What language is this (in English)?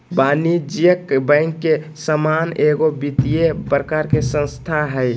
Magahi